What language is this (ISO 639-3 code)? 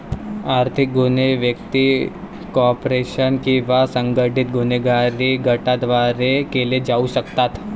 mar